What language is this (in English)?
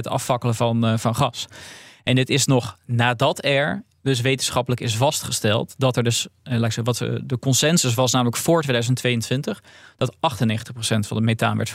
Dutch